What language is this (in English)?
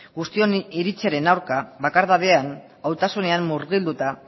Basque